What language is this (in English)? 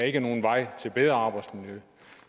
Danish